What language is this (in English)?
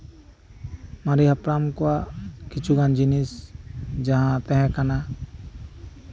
Santali